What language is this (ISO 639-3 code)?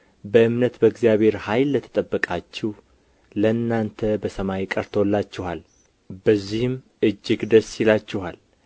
amh